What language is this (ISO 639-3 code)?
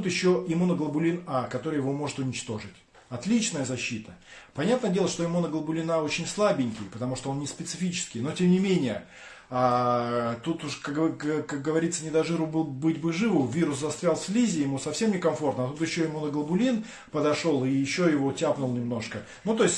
rus